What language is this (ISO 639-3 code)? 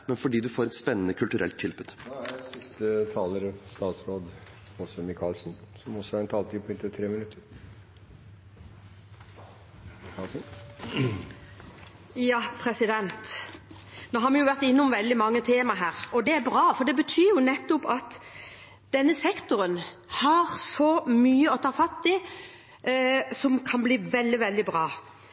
nob